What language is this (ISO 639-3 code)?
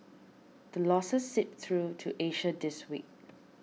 eng